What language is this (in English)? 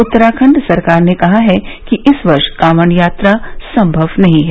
Hindi